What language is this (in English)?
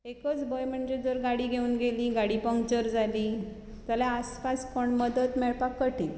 Konkani